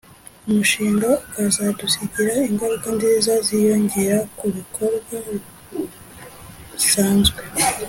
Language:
Kinyarwanda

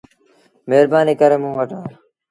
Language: Sindhi Bhil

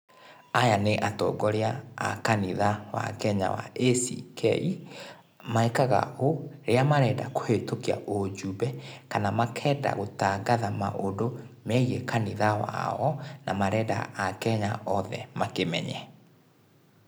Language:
Kikuyu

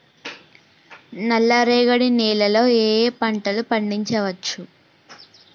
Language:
Telugu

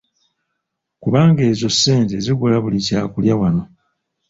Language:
Ganda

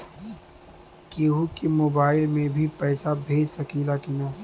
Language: Bhojpuri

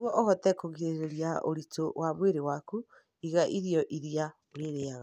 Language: Kikuyu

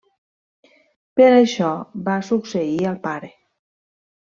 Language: Catalan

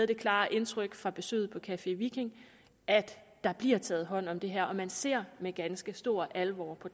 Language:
Danish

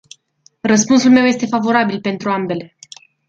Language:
Romanian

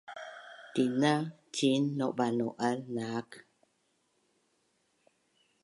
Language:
Bunun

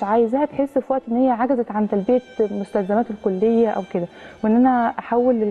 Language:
Arabic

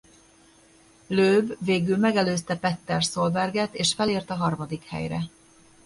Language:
Hungarian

